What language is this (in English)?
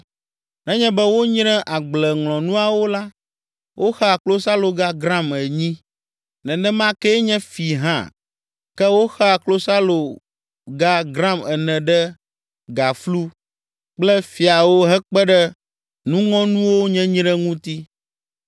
Ewe